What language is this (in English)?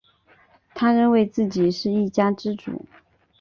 Chinese